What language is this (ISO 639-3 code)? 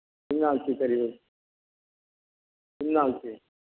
mni